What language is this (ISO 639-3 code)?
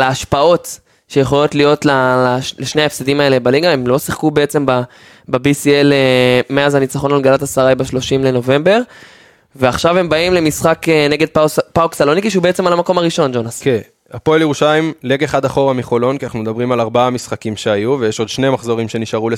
heb